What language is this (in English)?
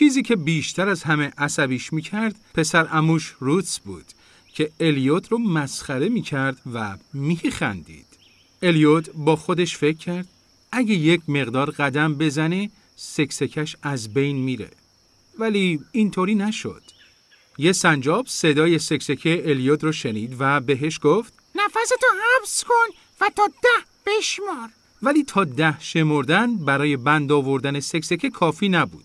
Persian